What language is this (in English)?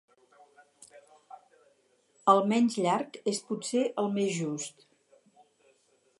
Catalan